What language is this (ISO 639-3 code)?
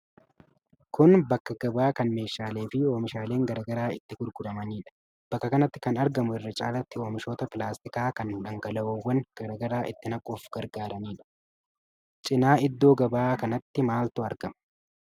orm